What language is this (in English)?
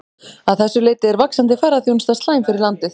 Icelandic